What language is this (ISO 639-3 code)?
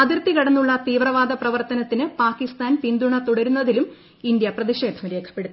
mal